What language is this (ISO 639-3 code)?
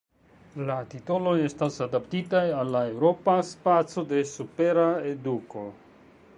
epo